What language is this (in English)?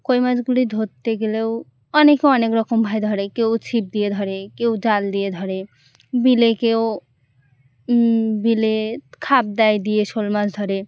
Bangla